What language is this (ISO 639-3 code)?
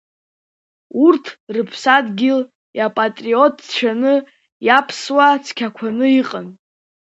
abk